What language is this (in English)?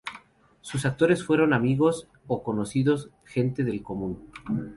Spanish